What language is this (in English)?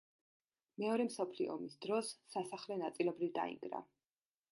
Georgian